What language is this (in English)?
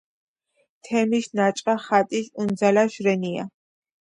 Georgian